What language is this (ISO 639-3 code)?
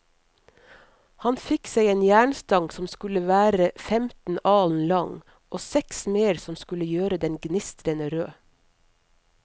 nor